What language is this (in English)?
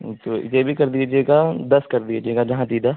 Urdu